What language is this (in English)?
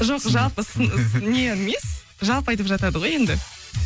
Kazakh